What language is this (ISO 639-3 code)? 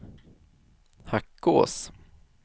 swe